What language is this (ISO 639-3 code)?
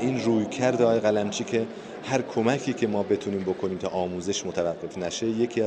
fas